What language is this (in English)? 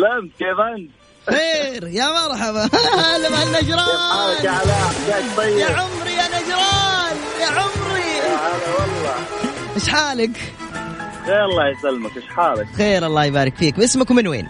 Arabic